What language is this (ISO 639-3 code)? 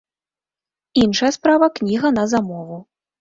bel